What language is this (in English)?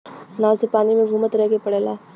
Bhojpuri